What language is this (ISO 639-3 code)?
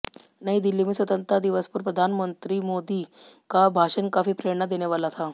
hin